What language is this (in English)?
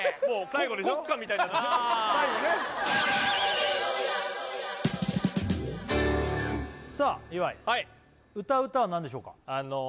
Japanese